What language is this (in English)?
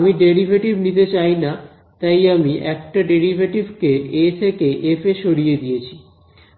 Bangla